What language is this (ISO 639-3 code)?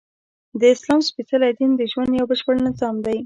pus